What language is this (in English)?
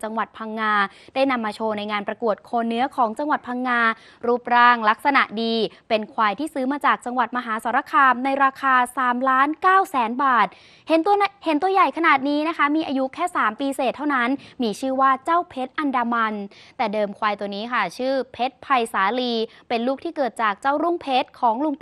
Thai